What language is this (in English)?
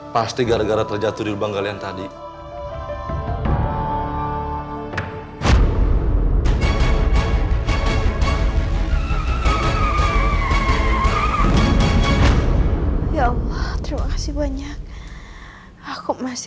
Indonesian